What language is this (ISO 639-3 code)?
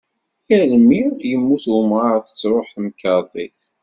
kab